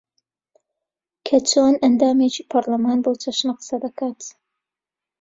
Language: Central Kurdish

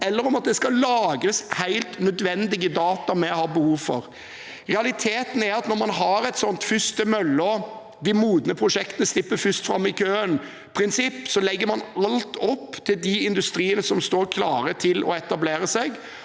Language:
Norwegian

